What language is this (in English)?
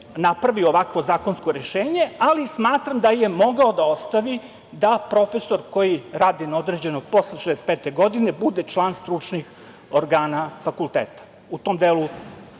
Serbian